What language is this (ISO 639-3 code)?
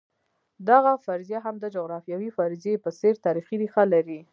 pus